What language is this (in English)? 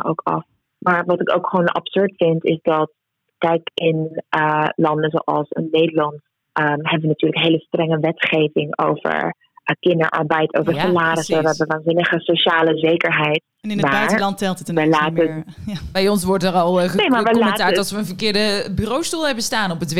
Dutch